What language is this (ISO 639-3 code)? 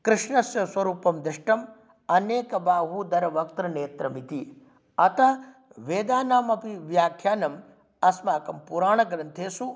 san